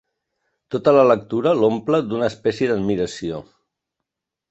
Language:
Catalan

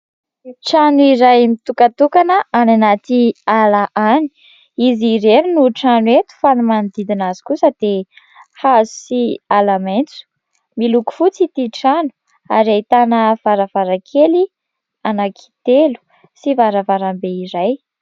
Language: Malagasy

